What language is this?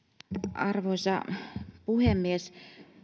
Finnish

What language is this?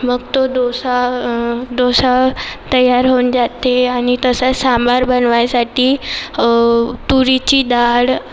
Marathi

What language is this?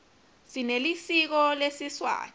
Swati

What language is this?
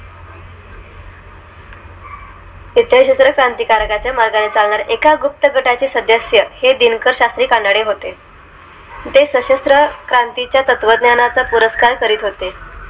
Marathi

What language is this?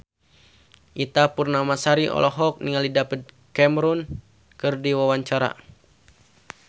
Sundanese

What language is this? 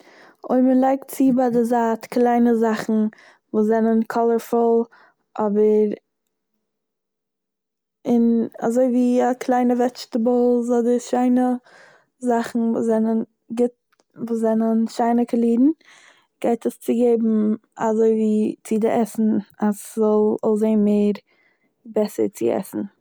Yiddish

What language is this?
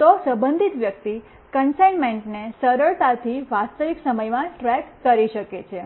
Gujarati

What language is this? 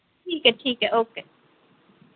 Dogri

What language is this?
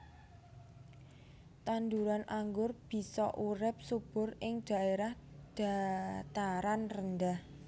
Javanese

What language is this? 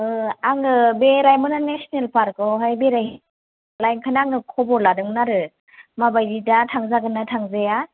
Bodo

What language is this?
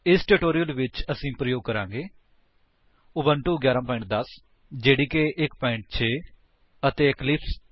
Punjabi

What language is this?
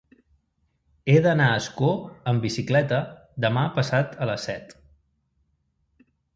Catalan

